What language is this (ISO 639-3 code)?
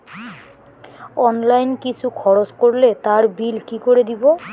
ben